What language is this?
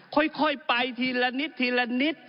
Thai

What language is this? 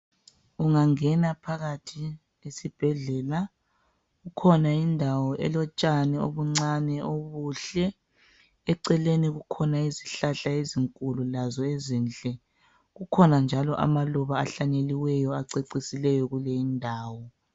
North Ndebele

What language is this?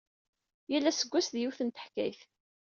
Kabyle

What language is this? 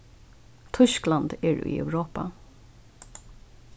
Faroese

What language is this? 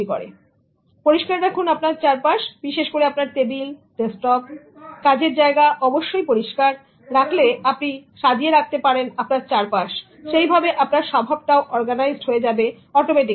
Bangla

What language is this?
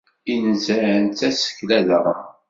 Kabyle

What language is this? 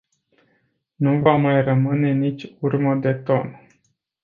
Romanian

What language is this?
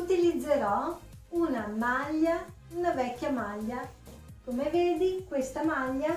Italian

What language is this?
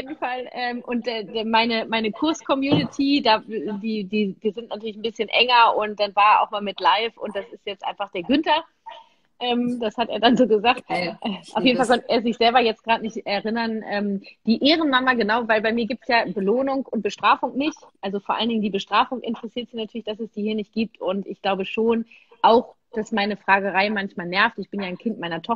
German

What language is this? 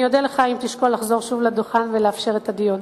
Hebrew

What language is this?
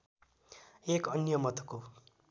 Nepali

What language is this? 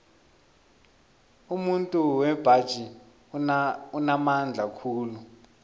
South Ndebele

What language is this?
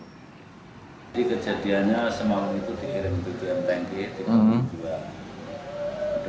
Indonesian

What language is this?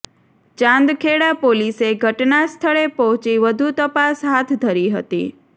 Gujarati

